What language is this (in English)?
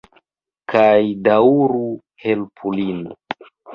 Esperanto